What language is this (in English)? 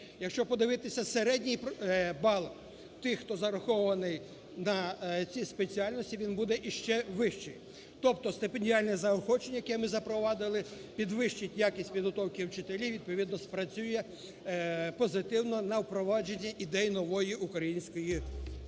Ukrainian